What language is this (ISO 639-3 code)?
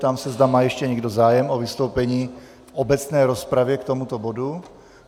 ces